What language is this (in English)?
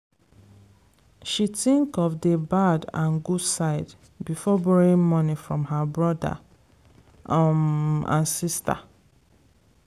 Nigerian Pidgin